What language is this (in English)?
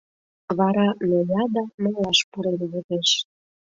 Mari